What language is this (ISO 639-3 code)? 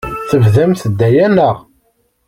kab